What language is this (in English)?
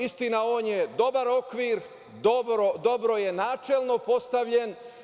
Serbian